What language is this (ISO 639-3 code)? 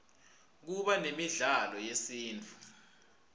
ssw